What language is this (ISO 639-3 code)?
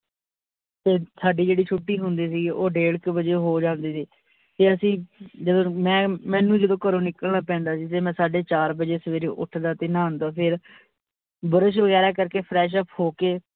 pan